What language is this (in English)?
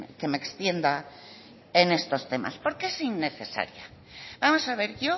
Spanish